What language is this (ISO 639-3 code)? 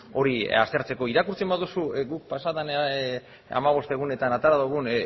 eus